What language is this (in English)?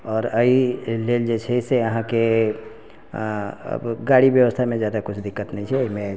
Maithili